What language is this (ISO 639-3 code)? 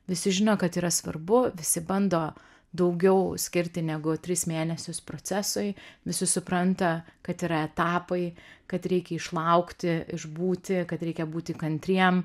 lit